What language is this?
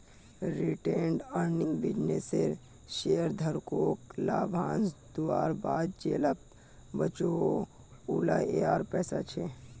Magahi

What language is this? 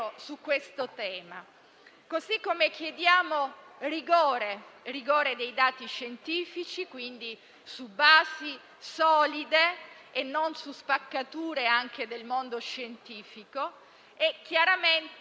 Italian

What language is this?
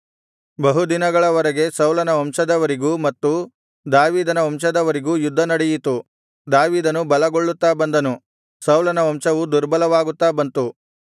Kannada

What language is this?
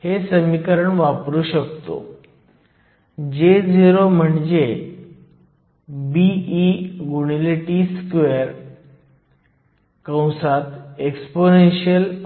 Marathi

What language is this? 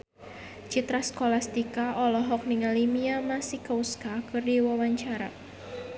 Sundanese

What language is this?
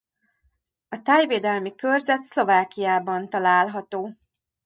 Hungarian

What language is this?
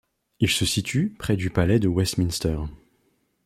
French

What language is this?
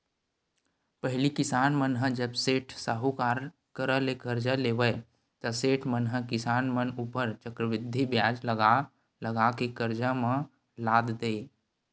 Chhattisgarhi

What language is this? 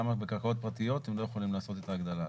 Hebrew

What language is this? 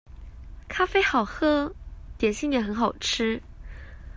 Chinese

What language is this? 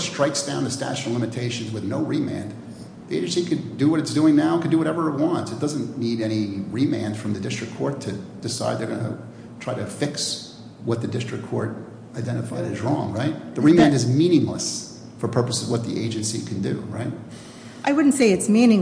English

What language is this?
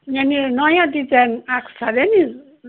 Nepali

